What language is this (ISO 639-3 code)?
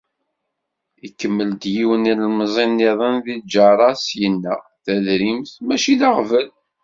kab